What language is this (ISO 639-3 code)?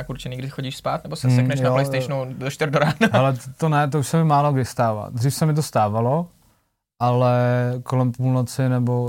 ces